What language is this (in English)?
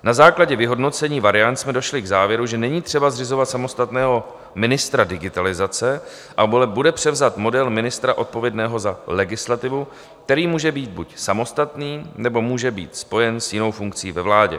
Czech